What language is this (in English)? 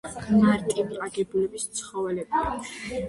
Georgian